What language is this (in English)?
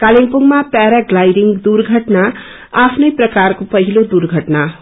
Nepali